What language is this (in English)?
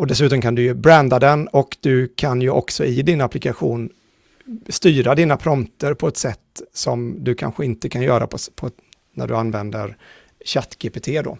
Swedish